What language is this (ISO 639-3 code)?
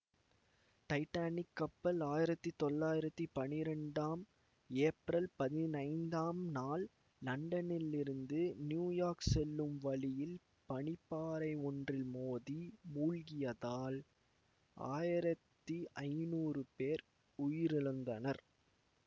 tam